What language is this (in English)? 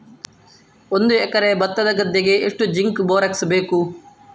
Kannada